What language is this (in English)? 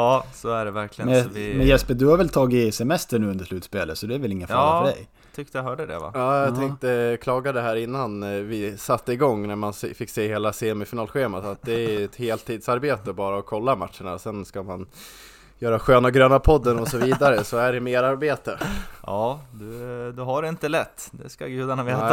Swedish